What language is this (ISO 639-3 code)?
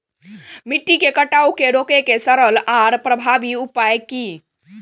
mai